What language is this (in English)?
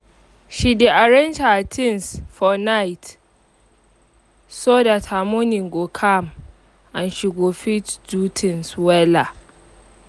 Nigerian Pidgin